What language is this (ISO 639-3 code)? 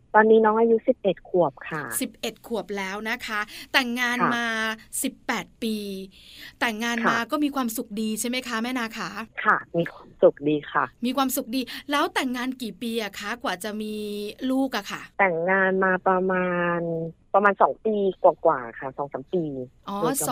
tha